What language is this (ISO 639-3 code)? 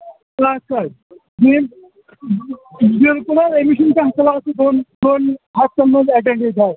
kas